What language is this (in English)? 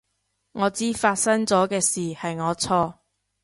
Cantonese